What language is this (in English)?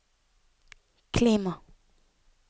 Norwegian